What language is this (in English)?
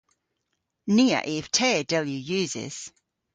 Cornish